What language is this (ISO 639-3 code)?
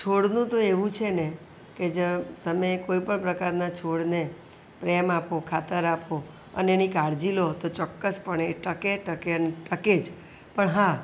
guj